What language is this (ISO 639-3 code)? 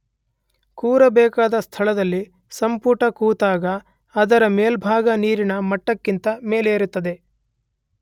kan